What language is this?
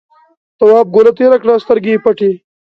Pashto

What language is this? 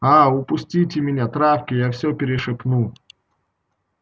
Russian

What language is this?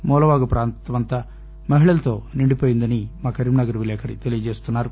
Telugu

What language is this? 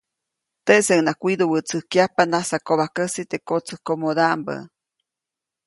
Copainalá Zoque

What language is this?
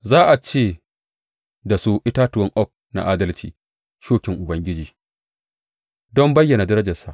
Hausa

